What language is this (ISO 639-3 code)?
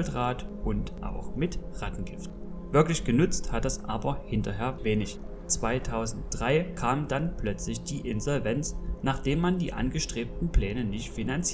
deu